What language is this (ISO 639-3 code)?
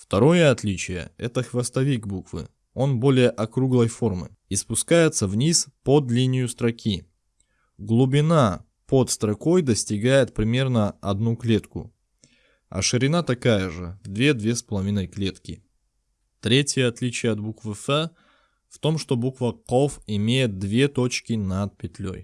rus